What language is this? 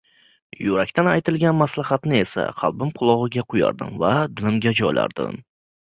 Uzbek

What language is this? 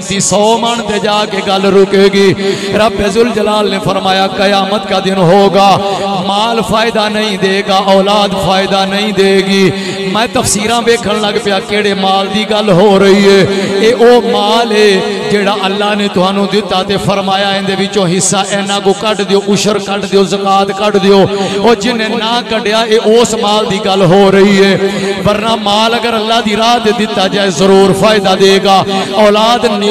Punjabi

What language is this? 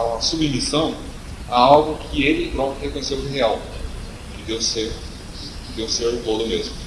Portuguese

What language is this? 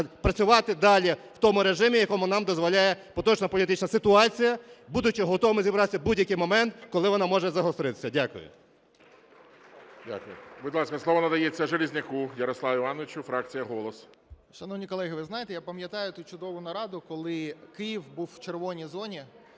Ukrainian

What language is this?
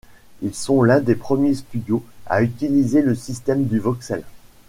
French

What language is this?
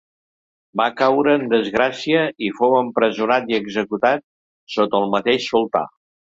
Catalan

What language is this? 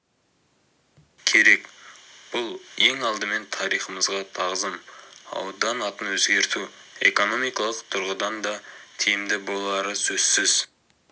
Kazakh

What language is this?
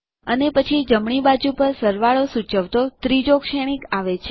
Gujarati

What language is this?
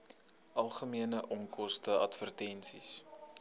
Afrikaans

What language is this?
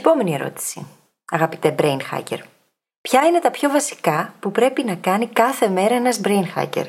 Greek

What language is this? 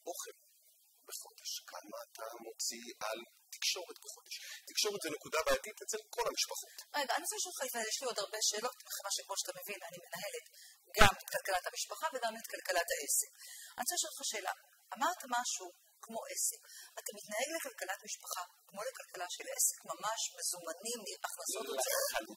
Hebrew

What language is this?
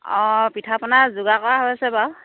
Assamese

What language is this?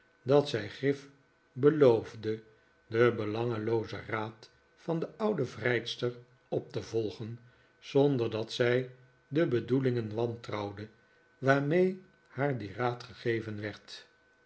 Dutch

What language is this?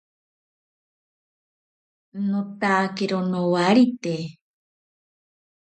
Ashéninka Perené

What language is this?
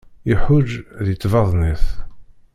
Kabyle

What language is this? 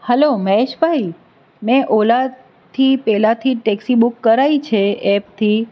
Gujarati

